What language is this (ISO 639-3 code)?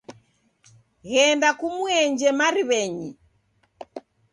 dav